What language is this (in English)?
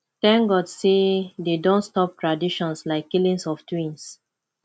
Nigerian Pidgin